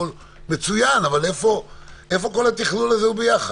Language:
Hebrew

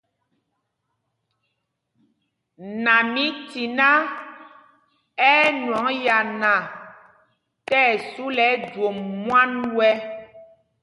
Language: Mpumpong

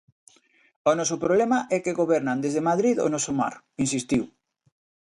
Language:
Galician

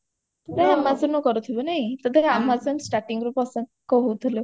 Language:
Odia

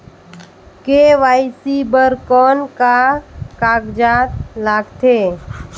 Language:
Chhattisgarhi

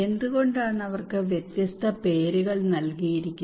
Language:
Malayalam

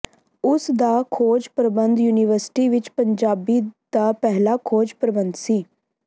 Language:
Punjabi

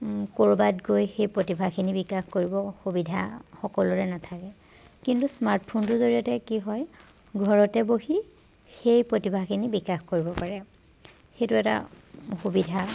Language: Assamese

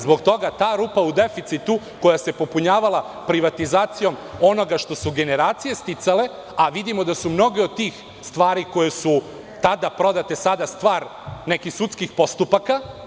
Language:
Serbian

